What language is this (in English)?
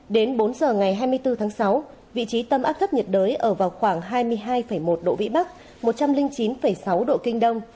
Vietnamese